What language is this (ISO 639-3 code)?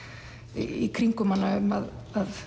isl